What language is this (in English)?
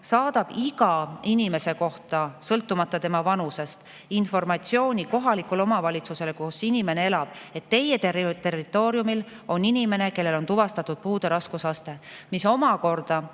Estonian